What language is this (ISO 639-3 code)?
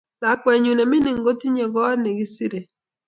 kln